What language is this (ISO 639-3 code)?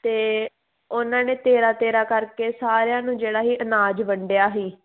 pan